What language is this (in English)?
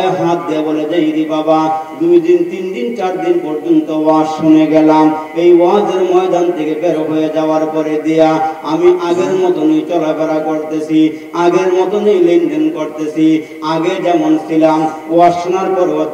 Hindi